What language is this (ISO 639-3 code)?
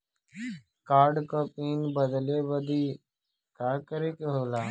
bho